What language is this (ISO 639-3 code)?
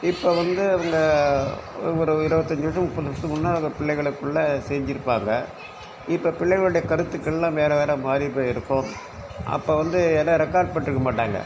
tam